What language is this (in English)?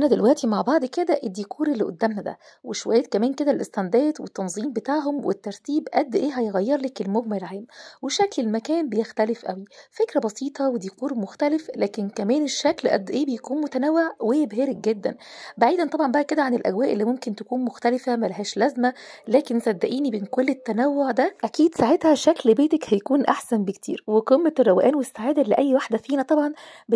Arabic